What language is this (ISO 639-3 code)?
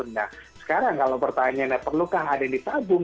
ind